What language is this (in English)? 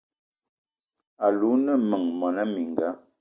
Eton (Cameroon)